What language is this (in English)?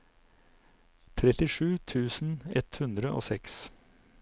Norwegian